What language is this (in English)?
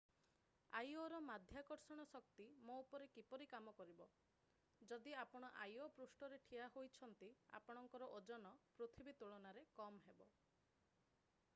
Odia